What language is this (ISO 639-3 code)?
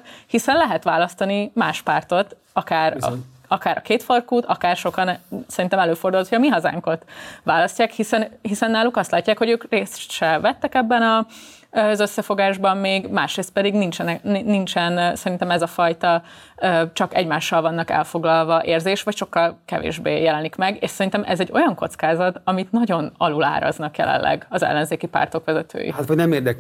hun